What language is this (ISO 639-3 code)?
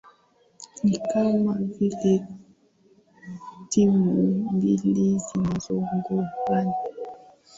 swa